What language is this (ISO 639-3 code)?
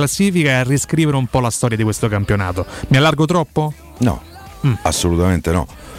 ita